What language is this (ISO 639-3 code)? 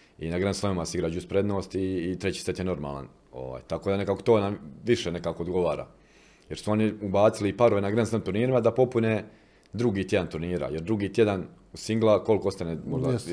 hrv